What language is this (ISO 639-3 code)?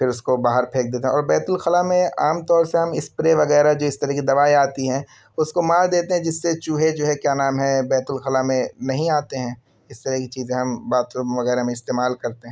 urd